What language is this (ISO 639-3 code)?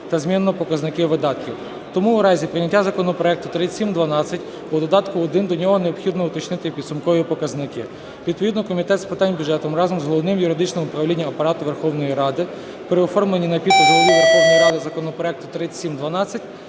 ukr